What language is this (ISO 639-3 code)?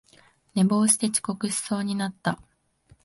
jpn